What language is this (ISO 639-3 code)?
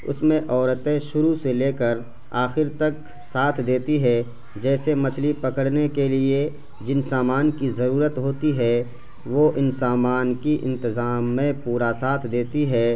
urd